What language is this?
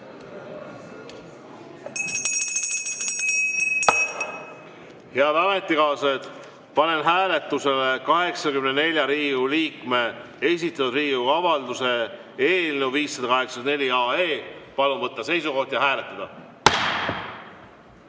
Estonian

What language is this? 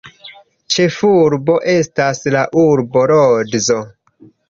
Esperanto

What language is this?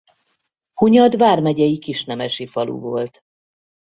Hungarian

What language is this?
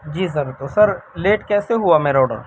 Urdu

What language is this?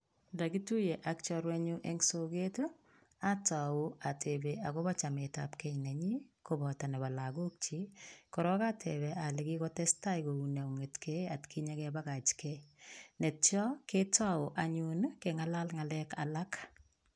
Kalenjin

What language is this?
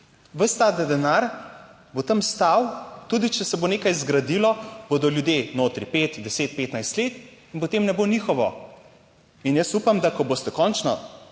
Slovenian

